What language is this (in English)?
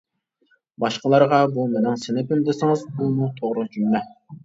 Uyghur